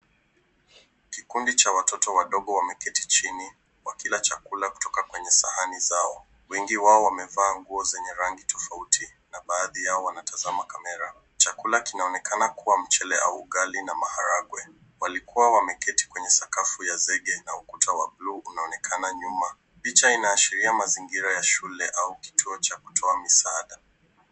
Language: Swahili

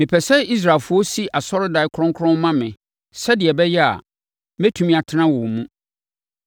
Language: Akan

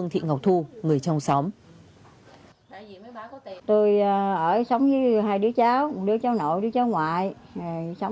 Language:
Vietnamese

